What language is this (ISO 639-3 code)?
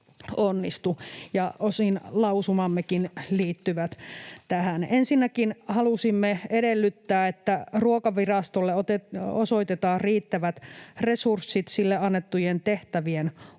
fin